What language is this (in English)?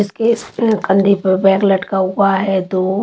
Hindi